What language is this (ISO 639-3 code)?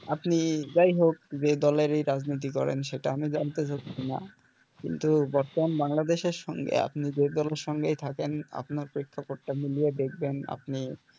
ben